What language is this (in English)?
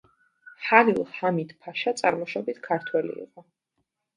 Georgian